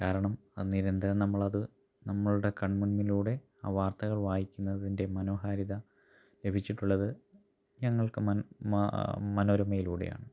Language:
Malayalam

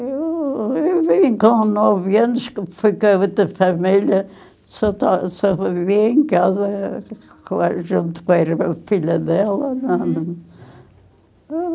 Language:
Portuguese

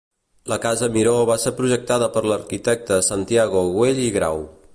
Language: Catalan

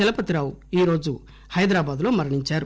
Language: Telugu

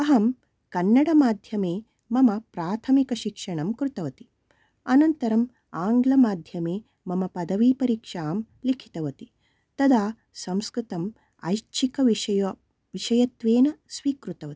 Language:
Sanskrit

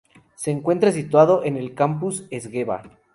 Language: Spanish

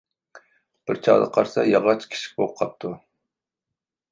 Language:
Uyghur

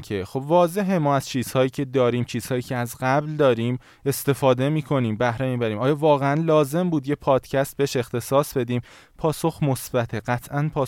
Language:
Persian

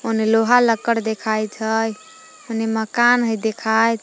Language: Magahi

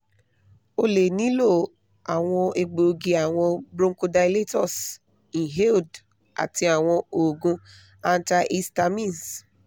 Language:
Yoruba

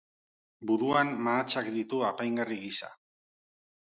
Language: Basque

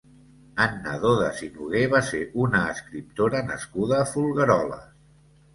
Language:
Catalan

